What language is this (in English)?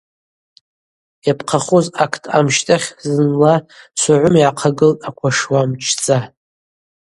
Abaza